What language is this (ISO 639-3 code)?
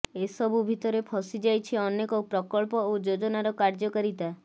ori